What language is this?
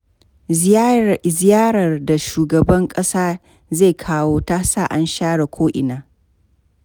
Hausa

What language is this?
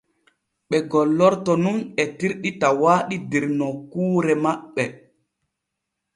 Borgu Fulfulde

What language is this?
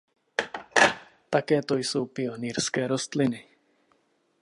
Czech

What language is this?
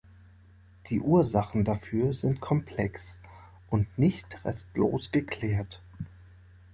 German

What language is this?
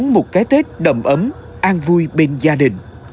Vietnamese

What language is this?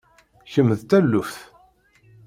Kabyle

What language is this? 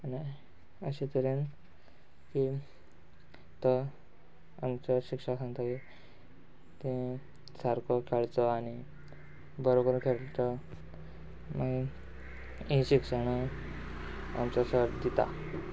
Konkani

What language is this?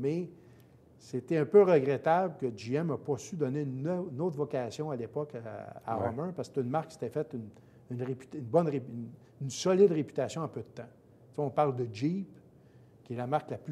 French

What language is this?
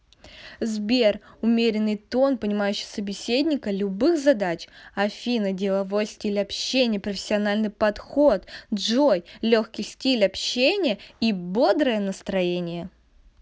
Russian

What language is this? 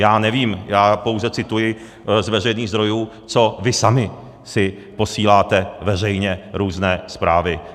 Czech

